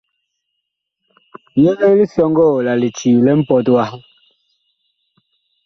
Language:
Bakoko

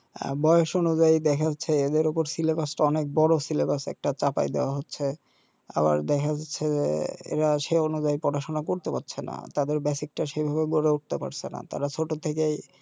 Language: Bangla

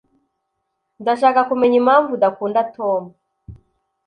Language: Kinyarwanda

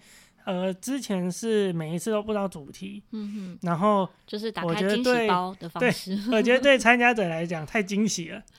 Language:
Chinese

